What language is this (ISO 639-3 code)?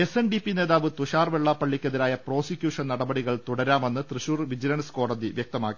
mal